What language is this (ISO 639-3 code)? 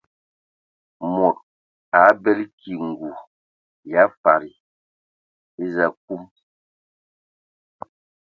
ewo